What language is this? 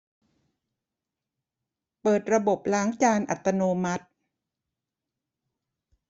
Thai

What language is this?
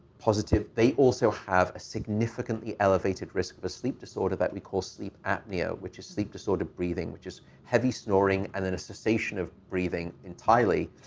English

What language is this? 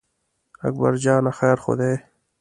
Pashto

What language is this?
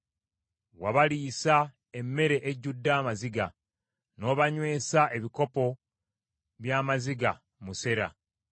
Ganda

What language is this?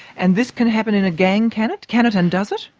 English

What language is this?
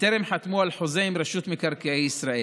Hebrew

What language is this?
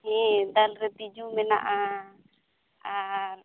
Santali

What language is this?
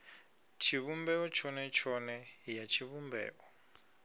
Venda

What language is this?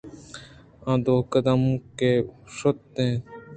Eastern Balochi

